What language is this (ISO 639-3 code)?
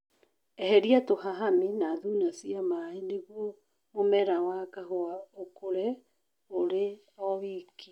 kik